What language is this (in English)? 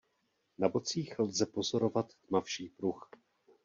Czech